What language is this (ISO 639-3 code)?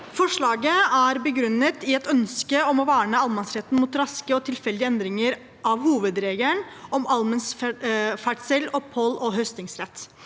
nor